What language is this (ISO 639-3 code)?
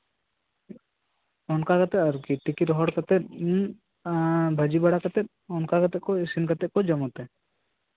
sat